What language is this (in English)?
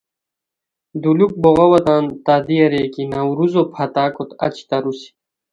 Khowar